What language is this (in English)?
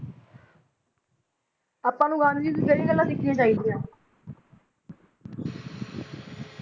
Punjabi